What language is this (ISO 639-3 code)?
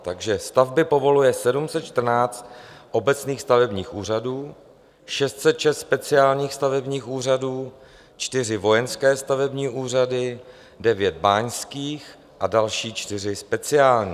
ces